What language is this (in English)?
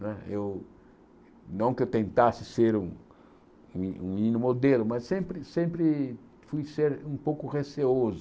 Portuguese